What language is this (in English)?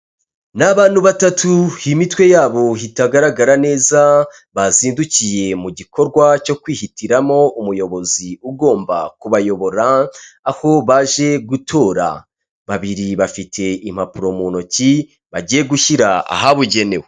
Kinyarwanda